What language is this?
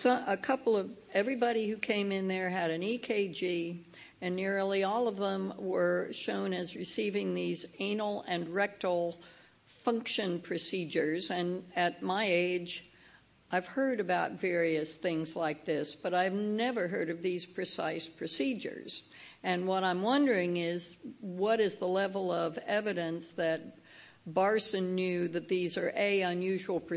English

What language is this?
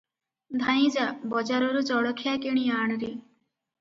Odia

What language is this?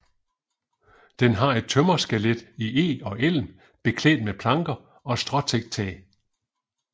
Danish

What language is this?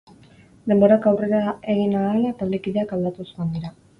Basque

